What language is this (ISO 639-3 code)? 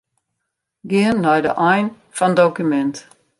fry